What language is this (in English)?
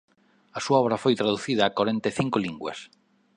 Galician